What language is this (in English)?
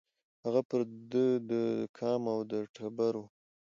Pashto